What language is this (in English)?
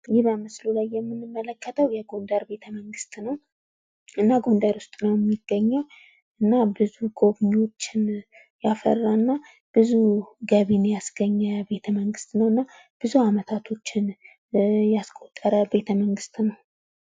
Amharic